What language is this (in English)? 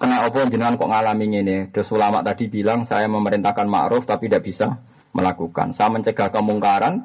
Malay